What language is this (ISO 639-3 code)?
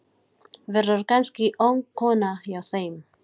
isl